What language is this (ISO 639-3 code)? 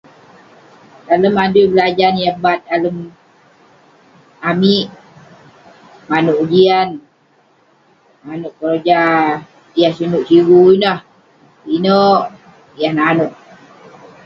pne